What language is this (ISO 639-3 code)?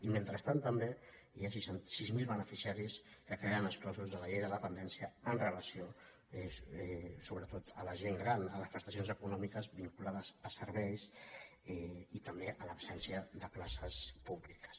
cat